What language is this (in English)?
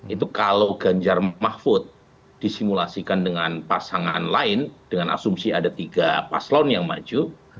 Indonesian